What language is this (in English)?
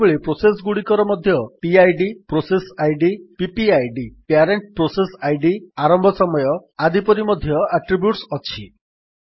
Odia